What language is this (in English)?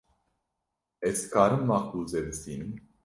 Kurdish